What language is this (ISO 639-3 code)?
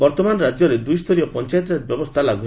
ori